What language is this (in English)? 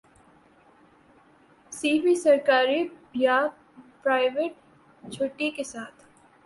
Urdu